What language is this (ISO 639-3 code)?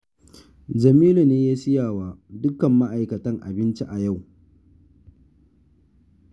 hau